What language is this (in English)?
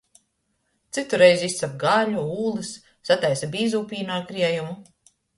Latgalian